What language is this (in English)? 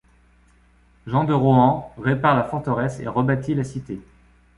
French